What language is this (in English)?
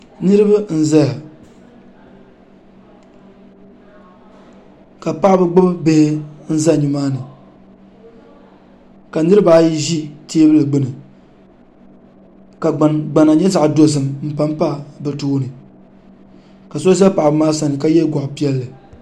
Dagbani